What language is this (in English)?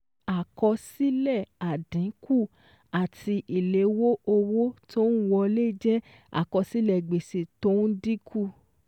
Yoruba